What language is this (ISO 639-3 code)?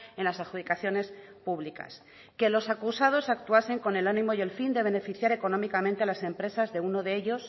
spa